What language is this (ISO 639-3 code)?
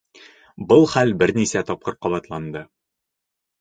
bak